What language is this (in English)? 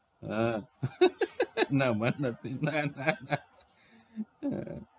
Gujarati